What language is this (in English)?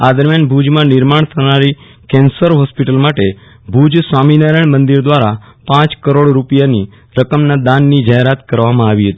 Gujarati